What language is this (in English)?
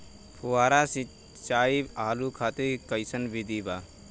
Bhojpuri